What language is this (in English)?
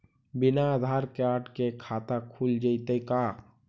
Magahi